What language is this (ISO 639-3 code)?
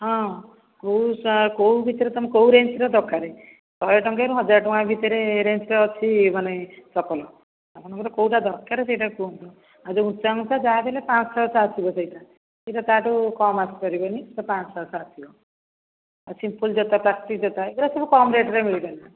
ori